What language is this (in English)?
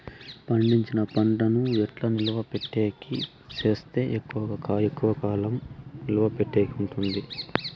Telugu